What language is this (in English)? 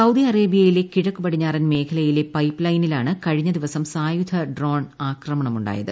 Malayalam